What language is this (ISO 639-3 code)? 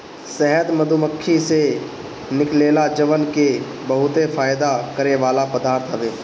bho